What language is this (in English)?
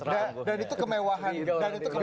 Indonesian